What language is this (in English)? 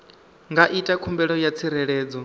Venda